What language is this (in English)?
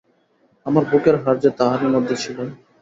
Bangla